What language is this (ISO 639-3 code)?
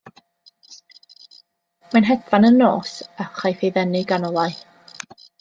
cym